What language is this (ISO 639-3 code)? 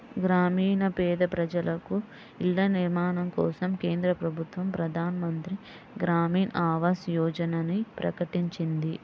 tel